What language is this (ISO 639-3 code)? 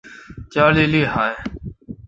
zho